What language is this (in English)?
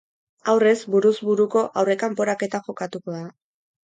Basque